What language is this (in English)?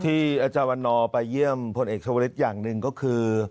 Thai